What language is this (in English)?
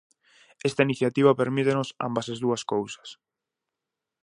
Galician